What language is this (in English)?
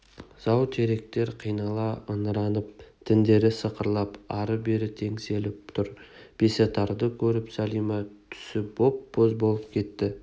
Kazakh